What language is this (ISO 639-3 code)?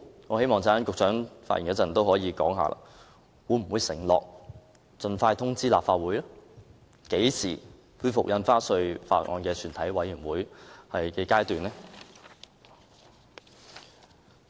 yue